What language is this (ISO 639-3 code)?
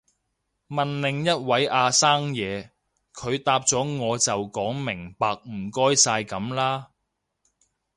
yue